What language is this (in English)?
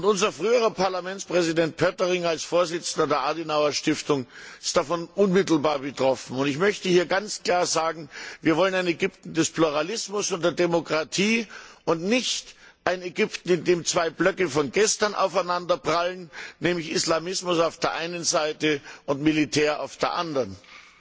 German